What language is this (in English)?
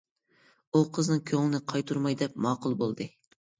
Uyghur